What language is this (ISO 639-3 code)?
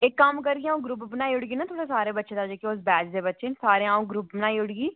doi